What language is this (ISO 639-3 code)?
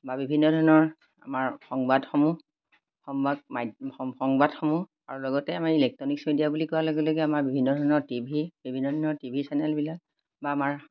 asm